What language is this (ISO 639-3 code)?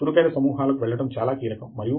tel